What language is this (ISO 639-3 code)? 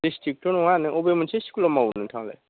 brx